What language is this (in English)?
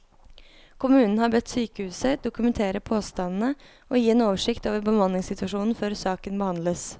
Norwegian